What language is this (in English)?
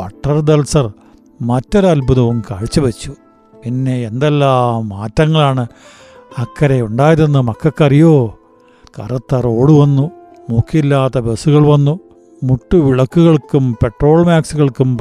Malayalam